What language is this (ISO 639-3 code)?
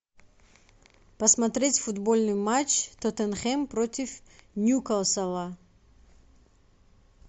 rus